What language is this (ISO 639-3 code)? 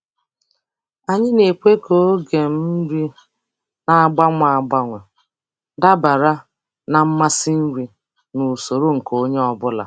ibo